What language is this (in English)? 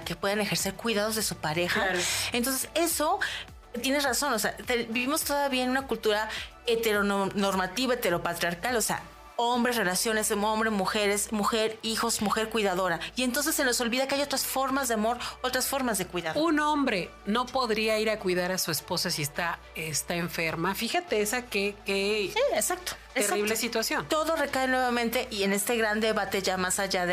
Spanish